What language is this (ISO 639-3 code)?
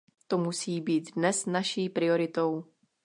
ces